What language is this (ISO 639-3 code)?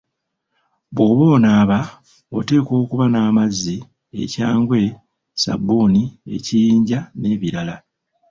lug